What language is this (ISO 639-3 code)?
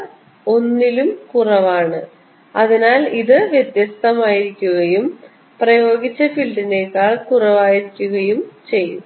mal